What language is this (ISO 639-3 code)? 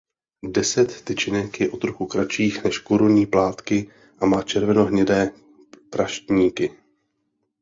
ces